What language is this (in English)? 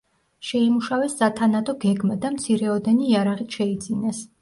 Georgian